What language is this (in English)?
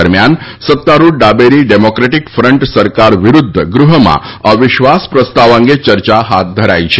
Gujarati